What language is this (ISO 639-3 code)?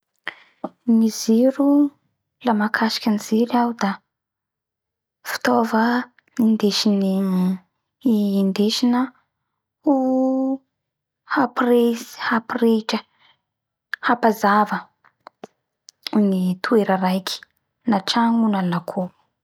bhr